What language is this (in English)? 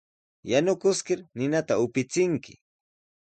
Sihuas Ancash Quechua